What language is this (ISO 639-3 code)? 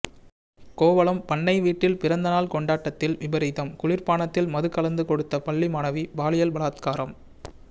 tam